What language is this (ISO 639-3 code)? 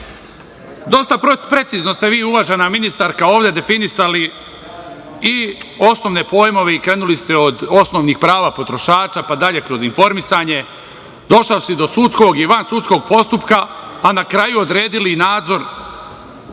srp